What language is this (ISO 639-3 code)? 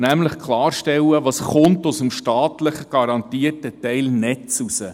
gsw